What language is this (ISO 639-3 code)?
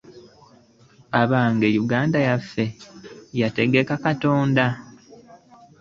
lug